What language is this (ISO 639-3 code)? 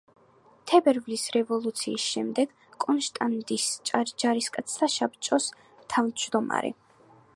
kat